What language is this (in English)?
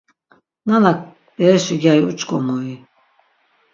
Laz